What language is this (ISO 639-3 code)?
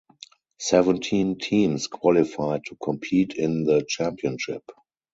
eng